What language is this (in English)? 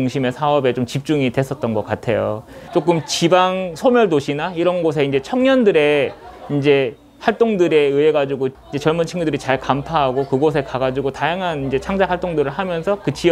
Korean